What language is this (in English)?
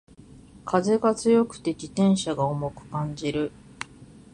Japanese